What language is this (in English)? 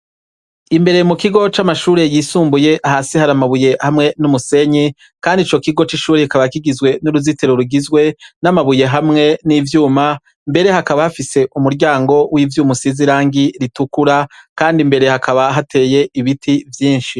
Rundi